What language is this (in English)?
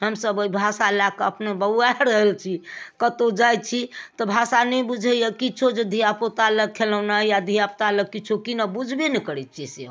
Maithili